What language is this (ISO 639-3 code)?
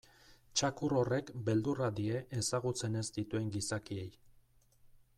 eus